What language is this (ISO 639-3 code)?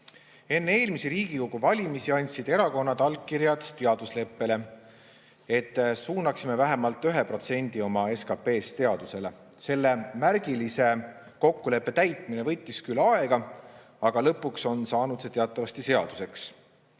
est